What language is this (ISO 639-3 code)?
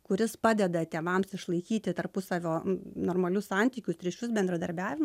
lit